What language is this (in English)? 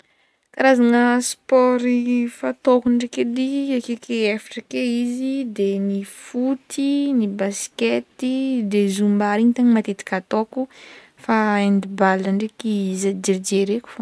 Northern Betsimisaraka Malagasy